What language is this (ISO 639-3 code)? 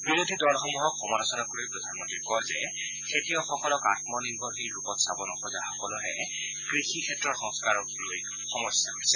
asm